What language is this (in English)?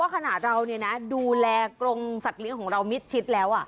Thai